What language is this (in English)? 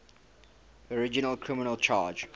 English